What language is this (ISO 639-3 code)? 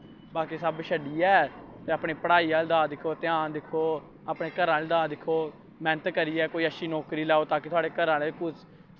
doi